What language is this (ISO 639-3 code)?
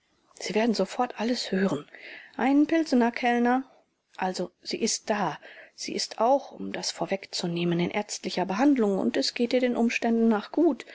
deu